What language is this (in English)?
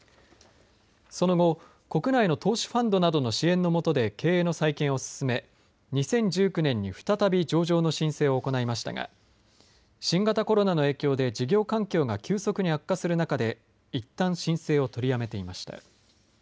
Japanese